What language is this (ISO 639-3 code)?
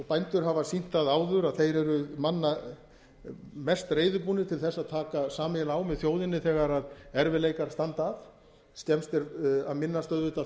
isl